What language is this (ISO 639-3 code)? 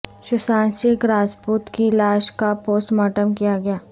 urd